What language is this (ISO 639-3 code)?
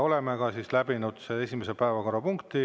est